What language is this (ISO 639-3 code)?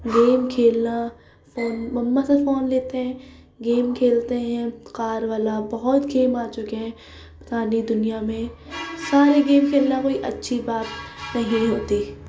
urd